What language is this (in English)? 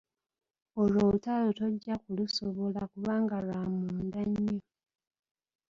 Ganda